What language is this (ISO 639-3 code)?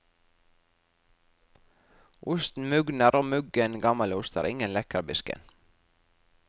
nor